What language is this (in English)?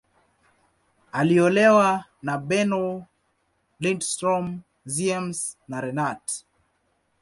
Swahili